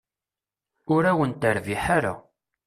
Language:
Kabyle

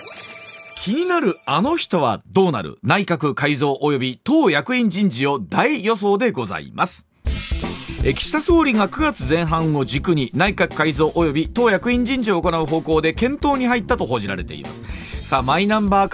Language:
Japanese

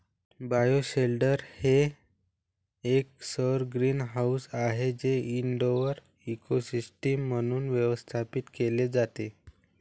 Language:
Marathi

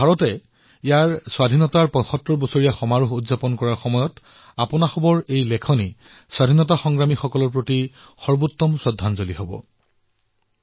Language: Assamese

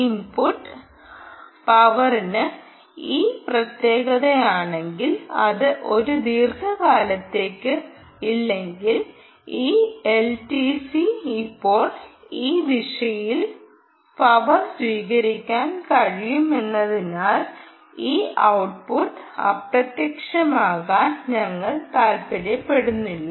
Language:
Malayalam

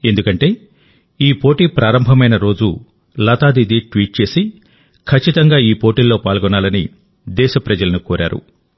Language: Telugu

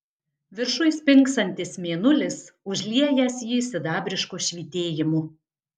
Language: Lithuanian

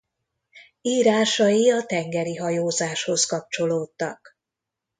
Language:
Hungarian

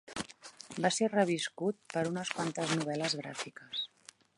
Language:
Catalan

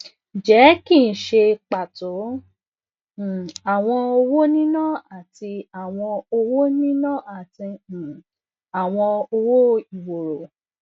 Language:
Yoruba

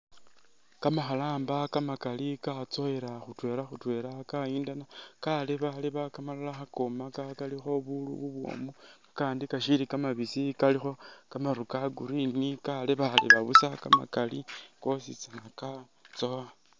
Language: Masaaba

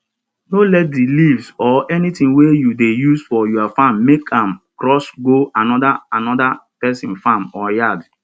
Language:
Nigerian Pidgin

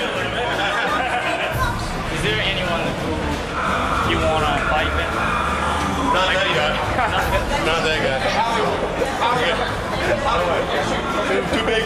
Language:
Japanese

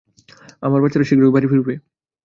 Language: Bangla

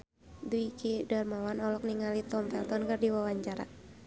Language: Sundanese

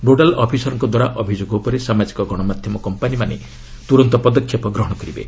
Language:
Odia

